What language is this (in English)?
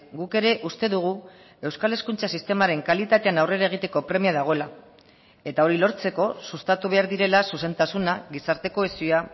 Basque